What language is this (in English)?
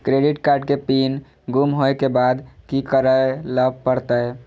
Maithili